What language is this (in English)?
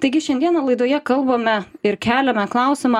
Lithuanian